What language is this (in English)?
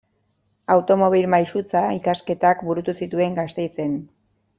Basque